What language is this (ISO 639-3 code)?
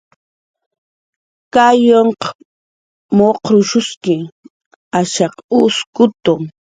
jqr